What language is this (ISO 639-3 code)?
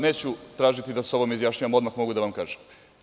srp